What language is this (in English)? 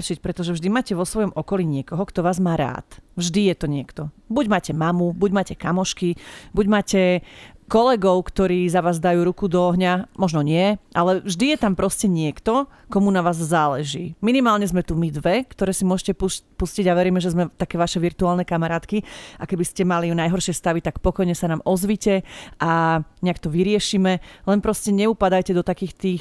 Slovak